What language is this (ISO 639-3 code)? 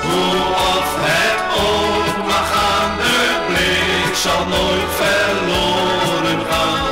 nld